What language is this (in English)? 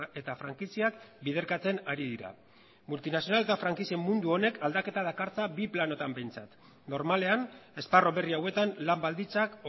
Basque